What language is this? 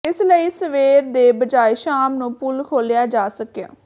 Punjabi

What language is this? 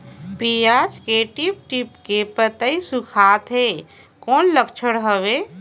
Chhattisgarhi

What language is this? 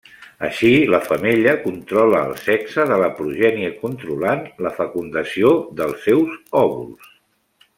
Catalan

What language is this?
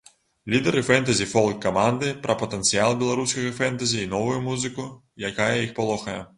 Belarusian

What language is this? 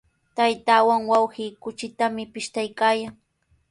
Sihuas Ancash Quechua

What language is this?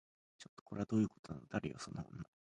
Japanese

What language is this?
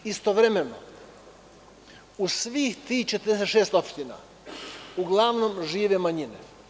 Serbian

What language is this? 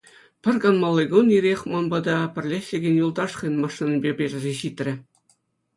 Chuvash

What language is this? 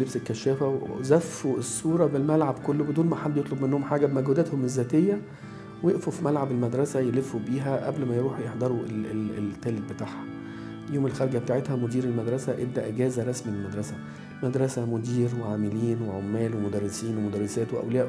Arabic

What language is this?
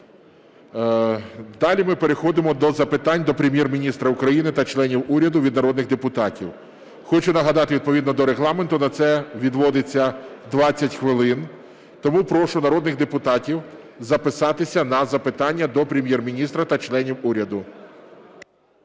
Ukrainian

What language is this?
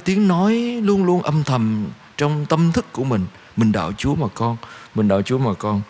Vietnamese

